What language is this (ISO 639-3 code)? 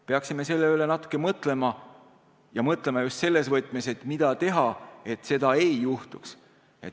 est